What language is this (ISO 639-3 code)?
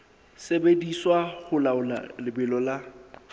sot